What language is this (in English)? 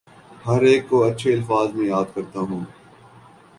Urdu